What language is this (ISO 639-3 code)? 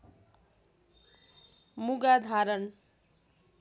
nep